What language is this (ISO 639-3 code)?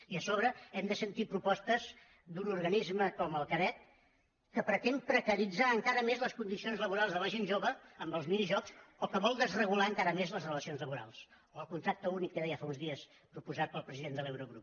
cat